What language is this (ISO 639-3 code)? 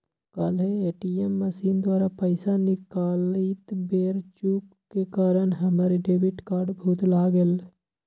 mag